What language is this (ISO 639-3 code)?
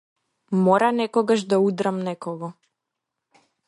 mkd